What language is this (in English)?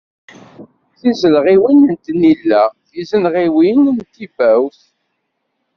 Kabyle